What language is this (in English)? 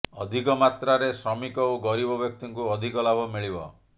Odia